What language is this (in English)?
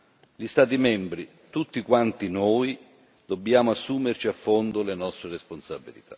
Italian